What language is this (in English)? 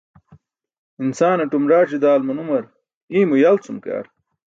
Burushaski